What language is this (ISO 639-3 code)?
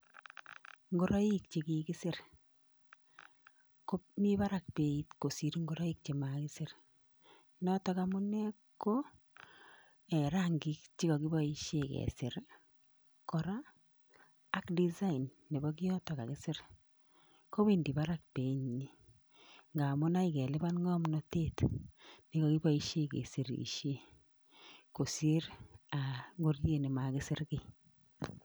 kln